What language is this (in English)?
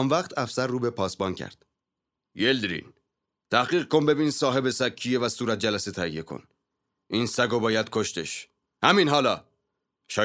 Persian